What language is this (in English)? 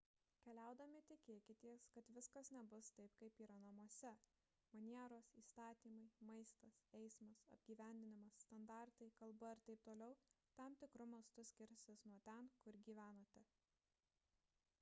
Lithuanian